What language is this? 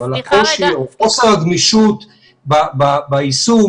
Hebrew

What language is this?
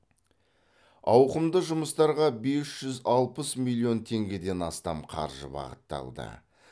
Kazakh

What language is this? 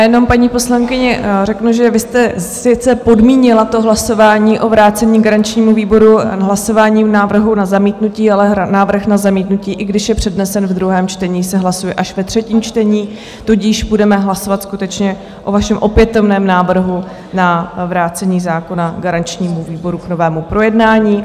Czech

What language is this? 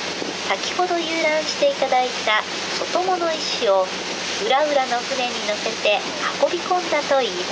Japanese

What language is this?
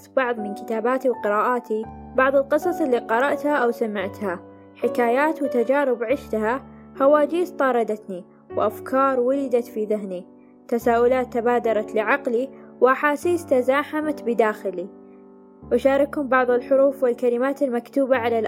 Arabic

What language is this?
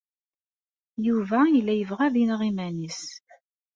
Kabyle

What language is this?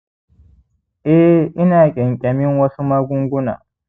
Hausa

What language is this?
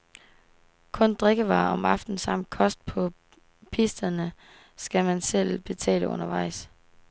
Danish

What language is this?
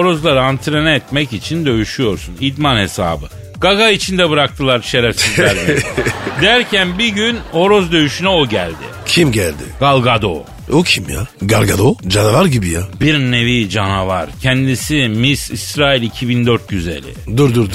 Turkish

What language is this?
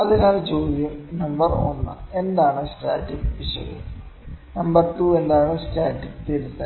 Malayalam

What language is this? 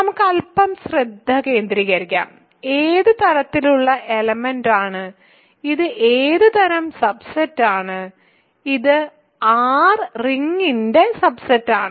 Malayalam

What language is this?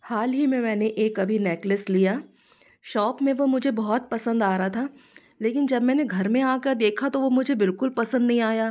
Hindi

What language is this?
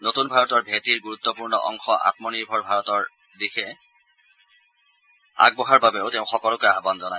Assamese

